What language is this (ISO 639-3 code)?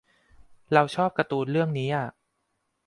tha